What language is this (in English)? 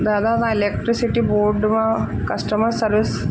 Sindhi